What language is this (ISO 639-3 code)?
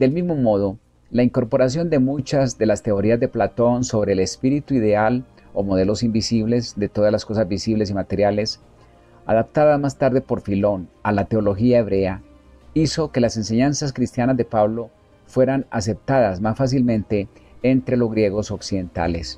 spa